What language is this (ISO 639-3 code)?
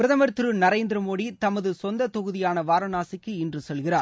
tam